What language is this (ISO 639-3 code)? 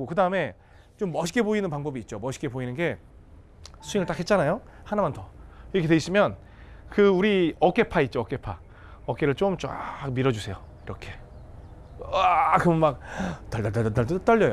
kor